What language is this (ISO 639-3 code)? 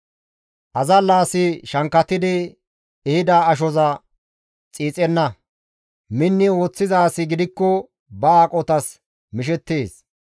gmv